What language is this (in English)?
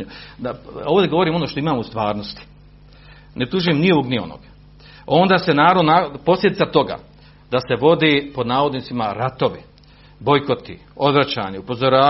Croatian